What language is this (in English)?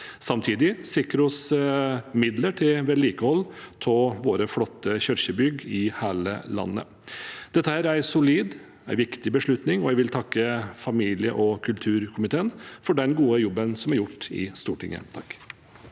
Norwegian